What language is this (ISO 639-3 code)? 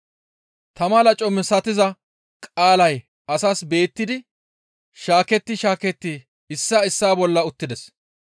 gmv